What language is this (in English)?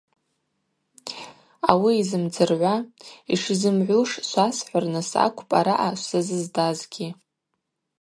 Abaza